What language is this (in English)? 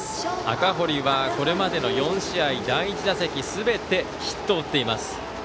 Japanese